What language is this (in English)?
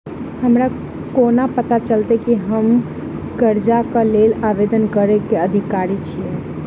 Maithili